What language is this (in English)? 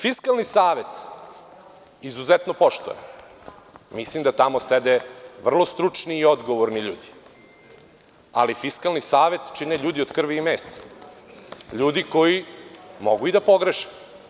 Serbian